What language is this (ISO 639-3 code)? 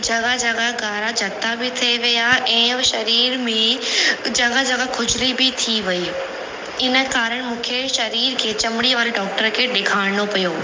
snd